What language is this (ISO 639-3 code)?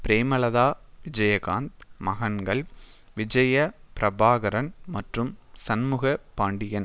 tam